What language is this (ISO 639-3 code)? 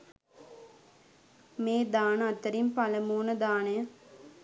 sin